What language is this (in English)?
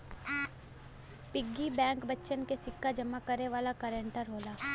Bhojpuri